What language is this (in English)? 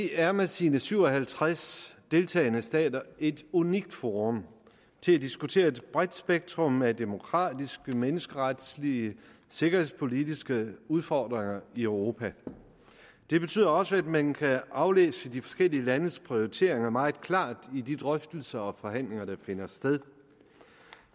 Danish